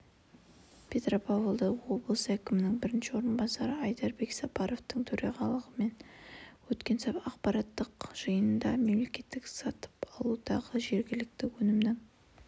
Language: Kazakh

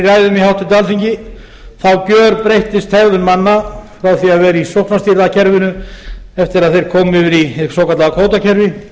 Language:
Icelandic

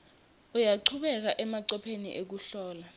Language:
Swati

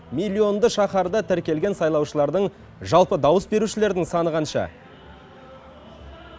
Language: Kazakh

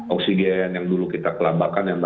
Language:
Indonesian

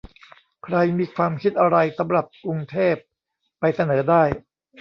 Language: Thai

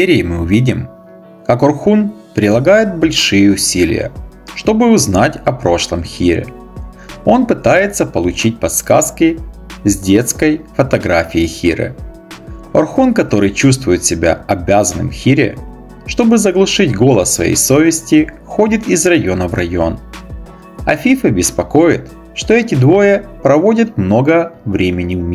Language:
Russian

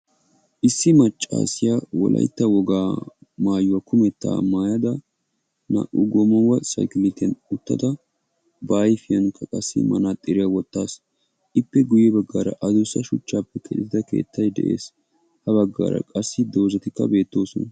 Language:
Wolaytta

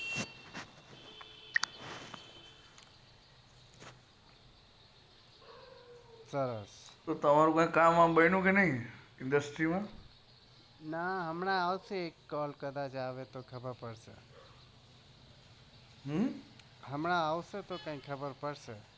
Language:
Gujarati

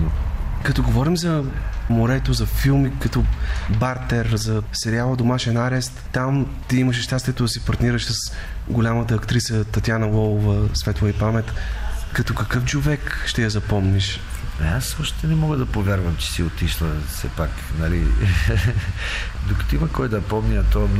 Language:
Bulgarian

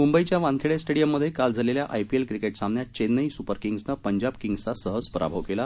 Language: Marathi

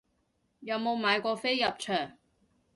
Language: Cantonese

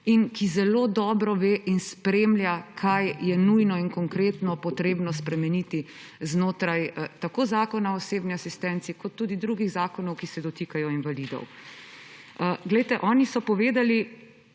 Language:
Slovenian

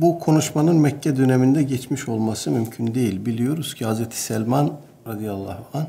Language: Turkish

